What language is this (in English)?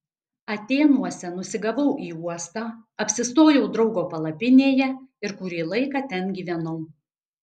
Lithuanian